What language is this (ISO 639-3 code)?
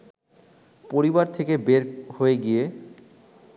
ben